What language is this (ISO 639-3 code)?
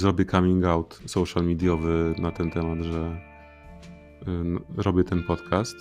pol